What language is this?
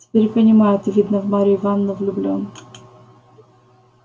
Russian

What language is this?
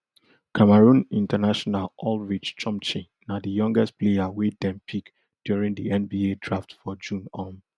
Nigerian Pidgin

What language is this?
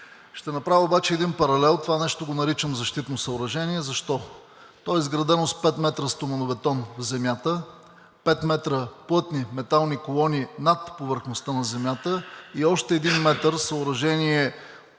Bulgarian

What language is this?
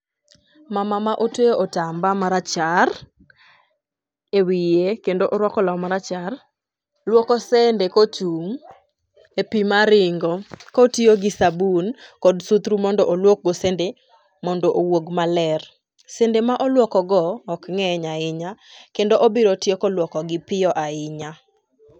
Luo (Kenya and Tanzania)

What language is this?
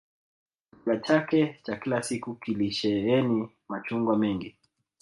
Swahili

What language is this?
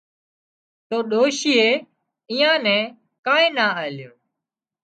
Wadiyara Koli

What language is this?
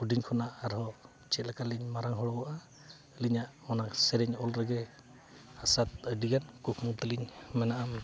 Santali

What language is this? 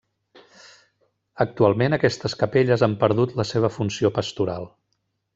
Catalan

